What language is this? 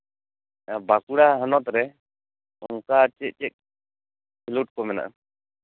Santali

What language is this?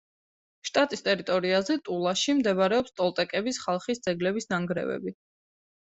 Georgian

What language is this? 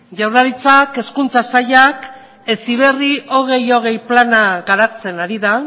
Basque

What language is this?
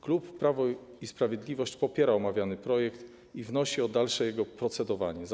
Polish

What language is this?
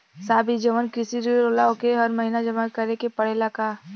Bhojpuri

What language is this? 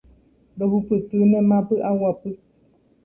Guarani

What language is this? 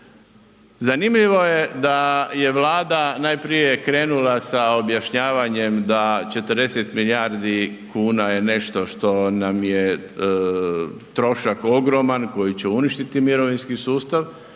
Croatian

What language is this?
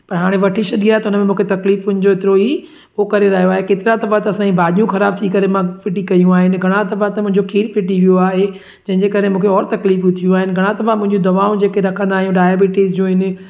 Sindhi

